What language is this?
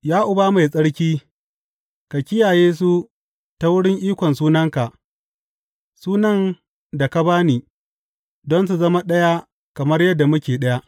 Hausa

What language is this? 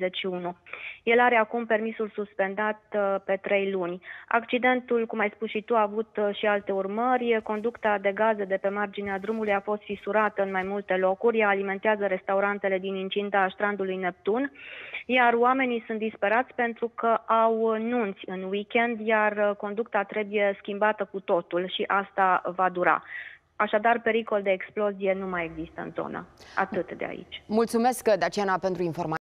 Romanian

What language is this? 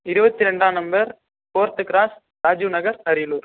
Tamil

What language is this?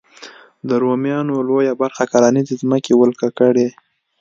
Pashto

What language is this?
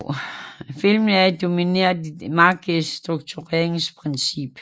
Danish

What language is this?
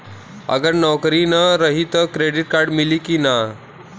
Bhojpuri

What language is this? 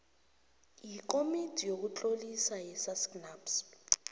South Ndebele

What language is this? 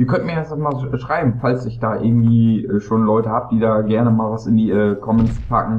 German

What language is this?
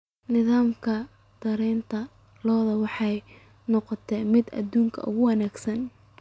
Somali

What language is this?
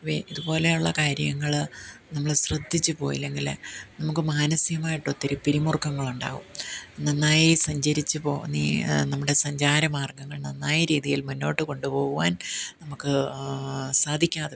Malayalam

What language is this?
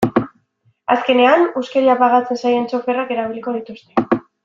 Basque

